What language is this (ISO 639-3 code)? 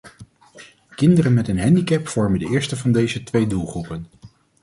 nld